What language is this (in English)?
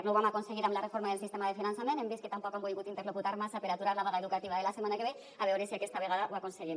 Catalan